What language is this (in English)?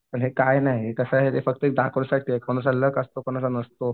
Marathi